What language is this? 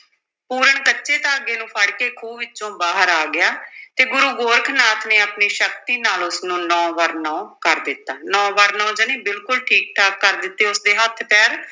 Punjabi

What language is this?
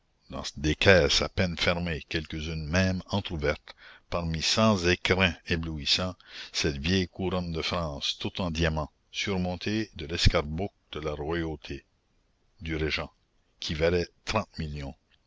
French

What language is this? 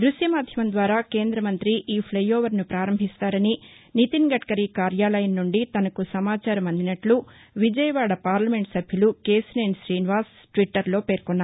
Telugu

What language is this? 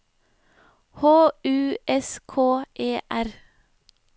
Norwegian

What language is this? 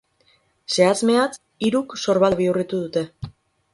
Basque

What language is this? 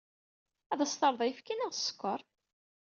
Kabyle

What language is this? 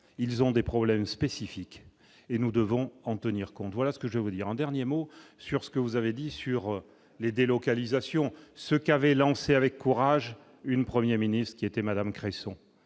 French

